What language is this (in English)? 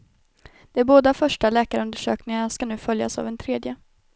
Swedish